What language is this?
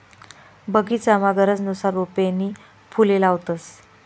Marathi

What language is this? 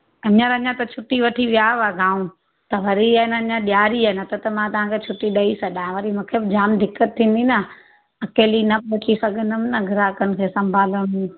Sindhi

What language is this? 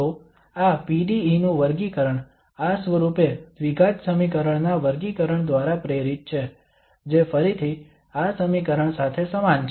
Gujarati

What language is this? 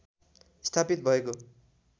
Nepali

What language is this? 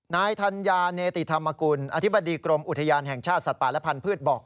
Thai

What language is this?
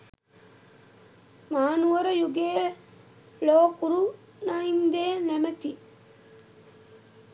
Sinhala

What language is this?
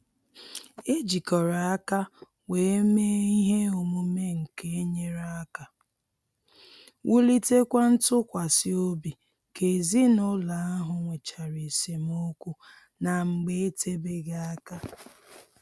Igbo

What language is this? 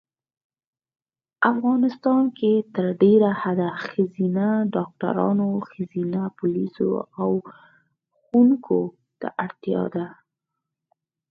Pashto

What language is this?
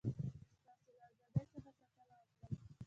Pashto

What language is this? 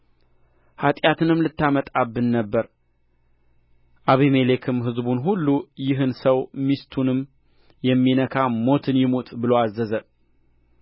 Amharic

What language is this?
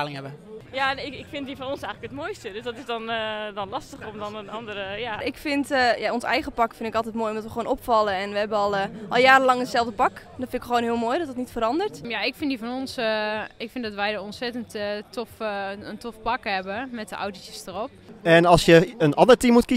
Dutch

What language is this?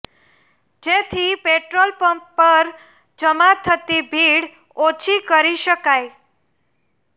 Gujarati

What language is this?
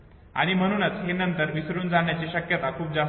Marathi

